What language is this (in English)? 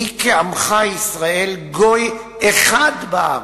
Hebrew